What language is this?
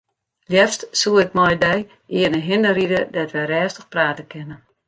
Western Frisian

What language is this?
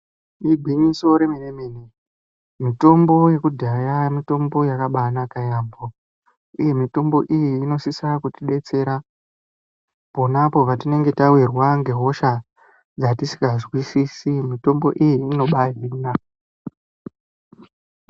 Ndau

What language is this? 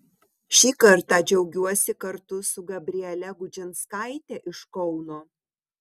Lithuanian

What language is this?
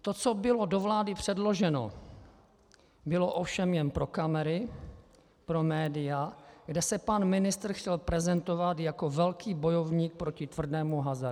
Czech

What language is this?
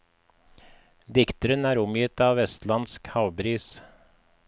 Norwegian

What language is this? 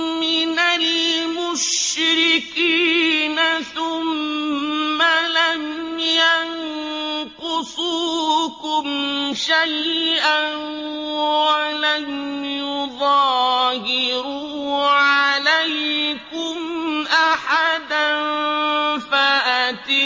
Arabic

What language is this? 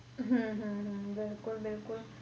Punjabi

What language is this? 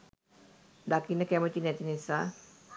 Sinhala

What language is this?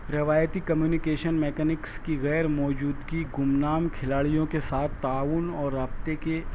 Urdu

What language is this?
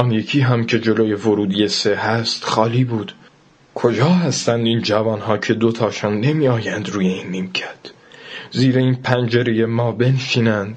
Persian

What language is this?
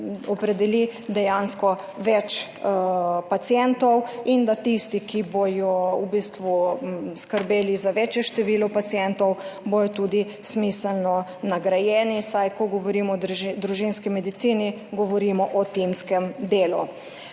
Slovenian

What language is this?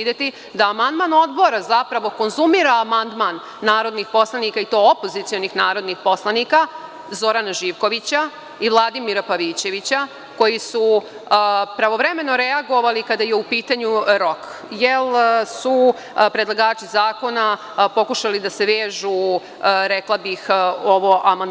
Serbian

